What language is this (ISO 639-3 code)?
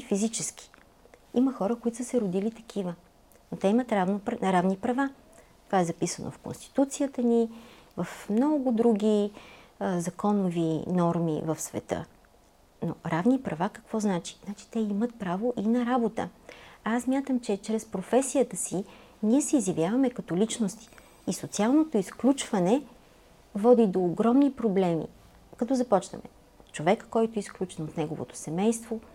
bul